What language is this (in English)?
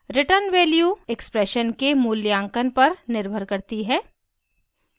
Hindi